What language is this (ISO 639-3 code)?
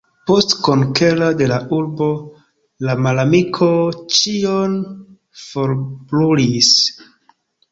epo